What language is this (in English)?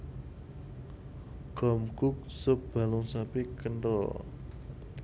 Javanese